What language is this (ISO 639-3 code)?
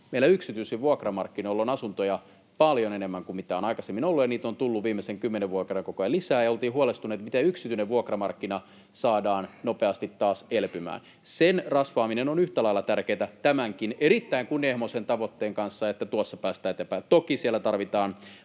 fin